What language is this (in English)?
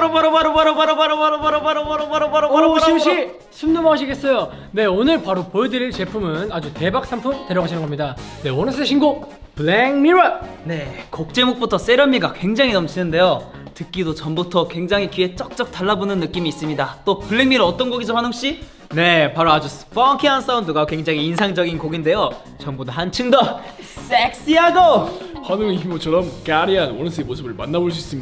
Korean